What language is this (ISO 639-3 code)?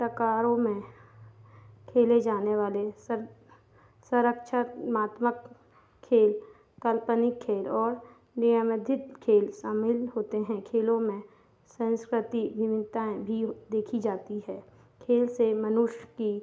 hin